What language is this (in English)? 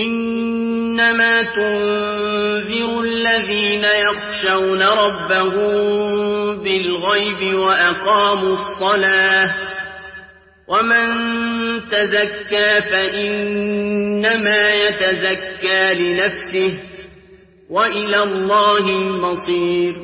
Arabic